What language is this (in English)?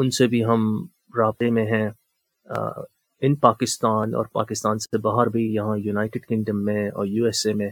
Urdu